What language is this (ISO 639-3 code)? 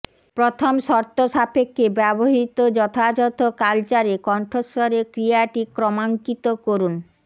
ben